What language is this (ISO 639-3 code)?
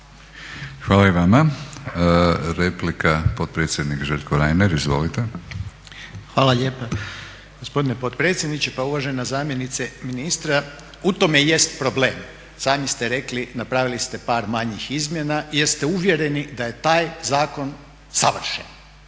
hrv